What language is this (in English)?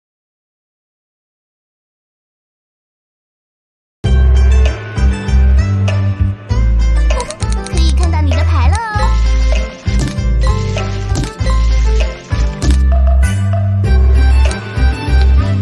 Indonesian